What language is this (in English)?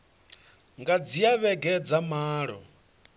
Venda